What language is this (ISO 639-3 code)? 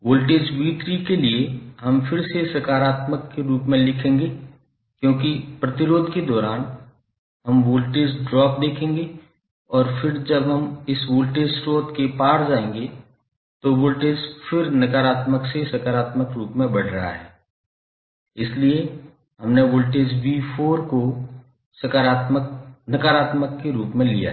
hin